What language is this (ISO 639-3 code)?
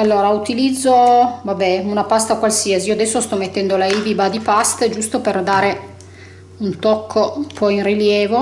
ita